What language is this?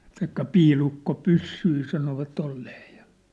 Finnish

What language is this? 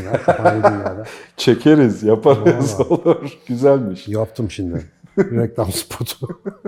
Turkish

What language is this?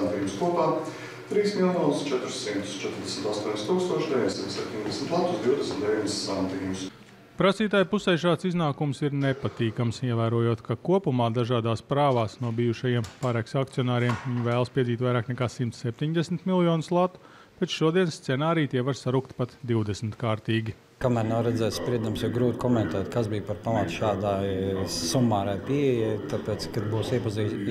Latvian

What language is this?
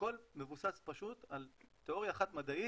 Hebrew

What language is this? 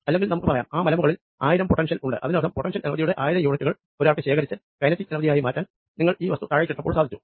Malayalam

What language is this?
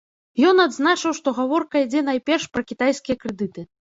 Belarusian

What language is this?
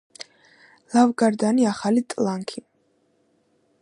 Georgian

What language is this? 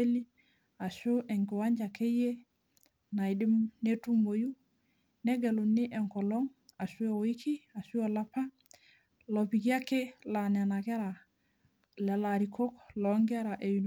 Masai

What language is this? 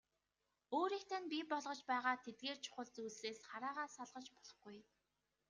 Mongolian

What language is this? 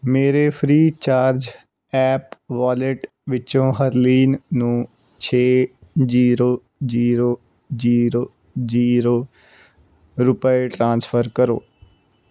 Punjabi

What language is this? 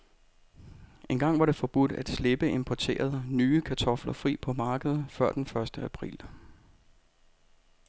Danish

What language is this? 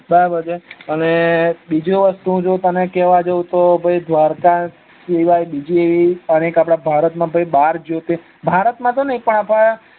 Gujarati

